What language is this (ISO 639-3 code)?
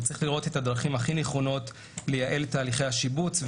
heb